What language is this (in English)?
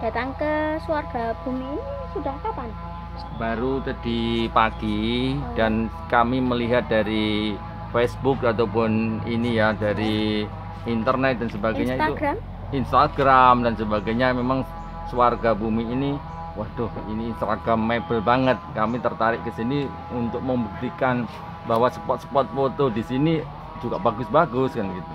Indonesian